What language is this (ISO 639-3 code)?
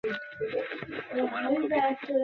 ben